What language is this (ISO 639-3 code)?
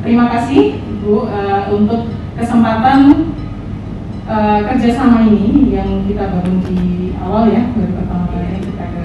ind